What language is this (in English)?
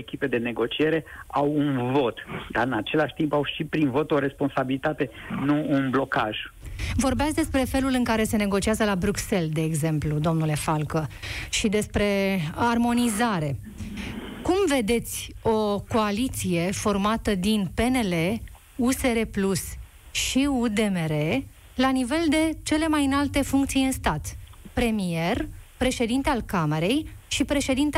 Romanian